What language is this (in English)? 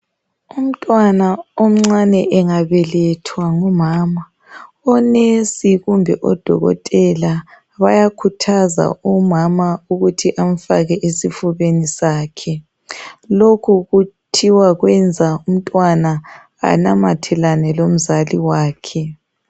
North Ndebele